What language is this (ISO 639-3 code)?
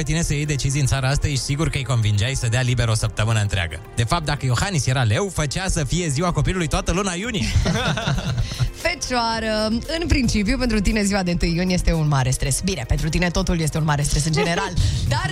ron